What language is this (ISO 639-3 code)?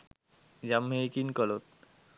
sin